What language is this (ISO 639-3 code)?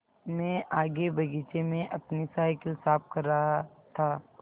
hin